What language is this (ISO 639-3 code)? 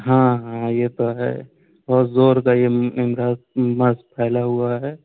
urd